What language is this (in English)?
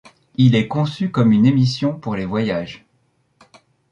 French